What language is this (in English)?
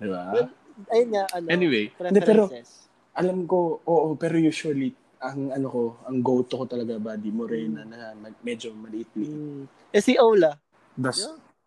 Filipino